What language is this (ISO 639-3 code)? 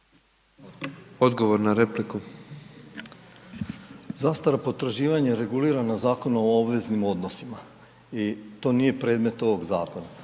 hrv